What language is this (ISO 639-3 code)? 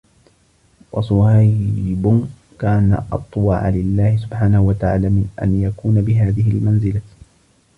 ara